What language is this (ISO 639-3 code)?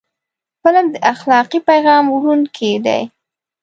pus